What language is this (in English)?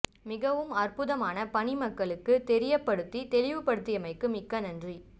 Tamil